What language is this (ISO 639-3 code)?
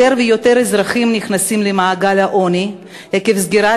heb